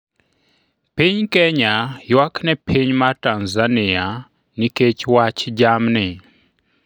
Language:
Luo (Kenya and Tanzania)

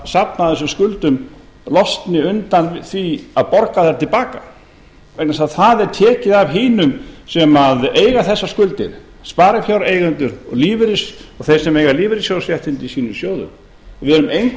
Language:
Icelandic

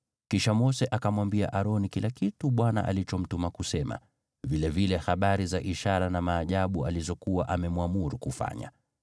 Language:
Swahili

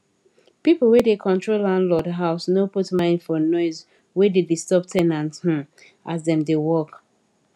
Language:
Nigerian Pidgin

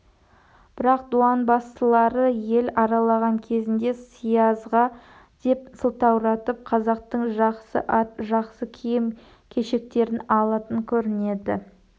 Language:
Kazakh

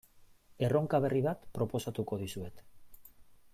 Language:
Basque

